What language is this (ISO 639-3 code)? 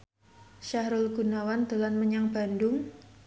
jav